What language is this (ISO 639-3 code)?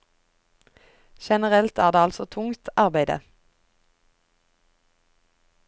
nor